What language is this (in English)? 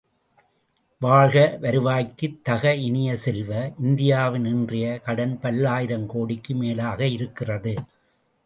Tamil